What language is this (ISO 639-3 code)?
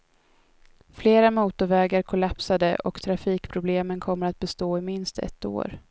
swe